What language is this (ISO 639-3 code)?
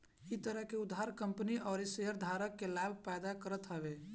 bho